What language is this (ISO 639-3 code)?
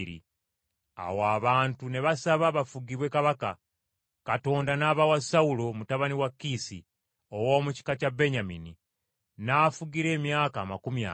lug